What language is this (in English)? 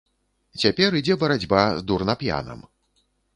Belarusian